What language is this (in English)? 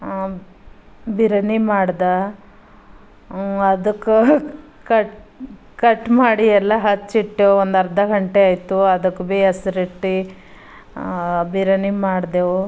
Kannada